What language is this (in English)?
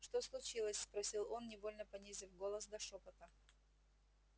Russian